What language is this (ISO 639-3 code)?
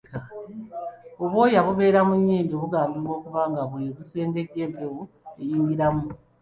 lug